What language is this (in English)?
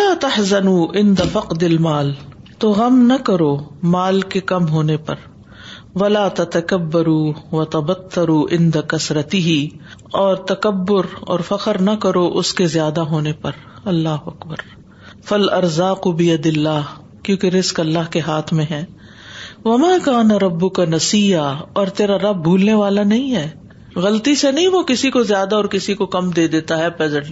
Urdu